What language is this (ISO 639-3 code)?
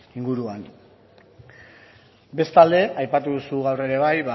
eus